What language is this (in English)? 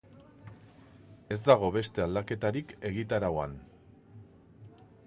Basque